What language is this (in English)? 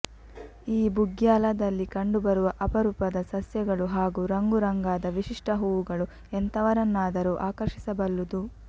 Kannada